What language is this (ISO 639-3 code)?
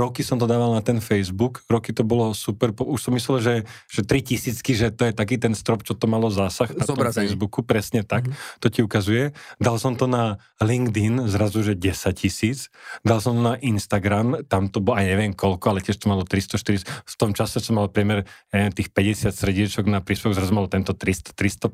slk